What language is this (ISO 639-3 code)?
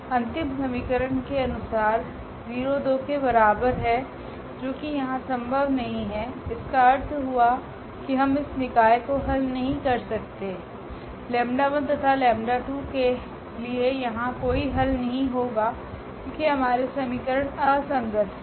hin